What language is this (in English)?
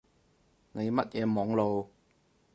Cantonese